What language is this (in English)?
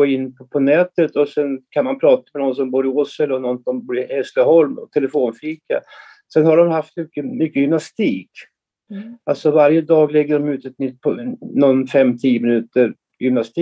Swedish